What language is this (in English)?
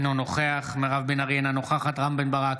Hebrew